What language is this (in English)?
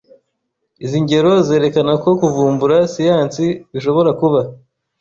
Kinyarwanda